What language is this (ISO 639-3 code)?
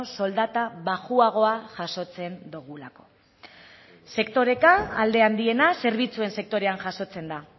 eus